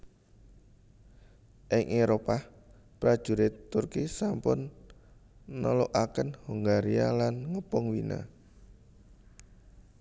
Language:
Javanese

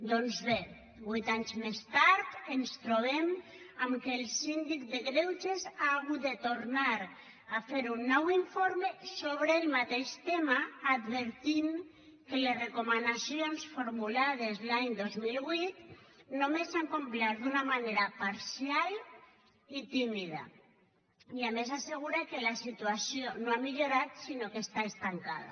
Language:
Catalan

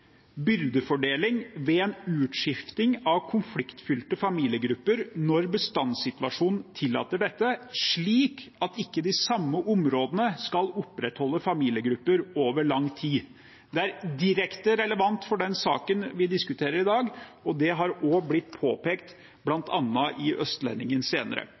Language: Norwegian Bokmål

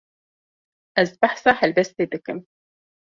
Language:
Kurdish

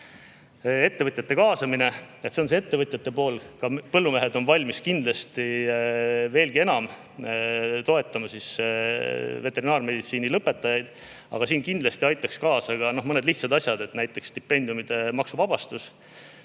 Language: Estonian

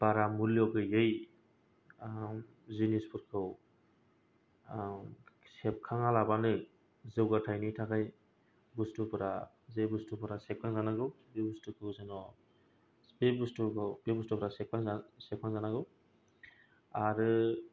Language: Bodo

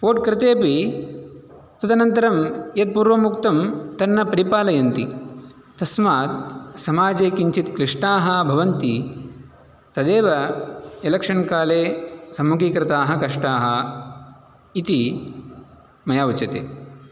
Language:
Sanskrit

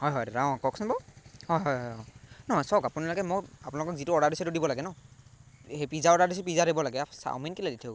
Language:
Assamese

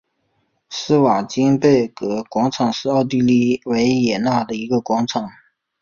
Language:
Chinese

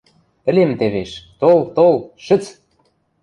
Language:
Western Mari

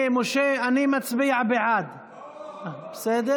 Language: Hebrew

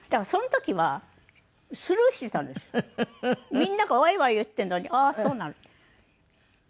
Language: Japanese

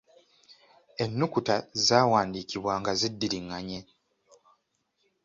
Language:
Ganda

